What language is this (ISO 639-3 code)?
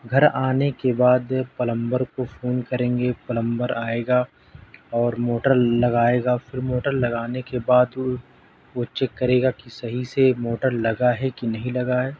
urd